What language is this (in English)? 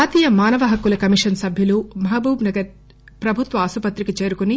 Telugu